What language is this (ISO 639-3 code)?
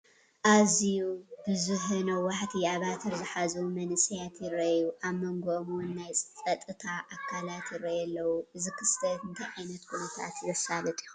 tir